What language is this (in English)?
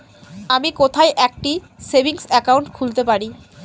Bangla